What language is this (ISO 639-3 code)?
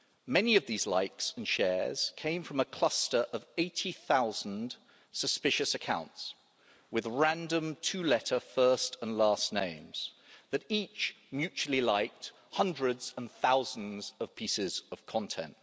eng